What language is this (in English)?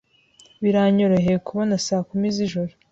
Kinyarwanda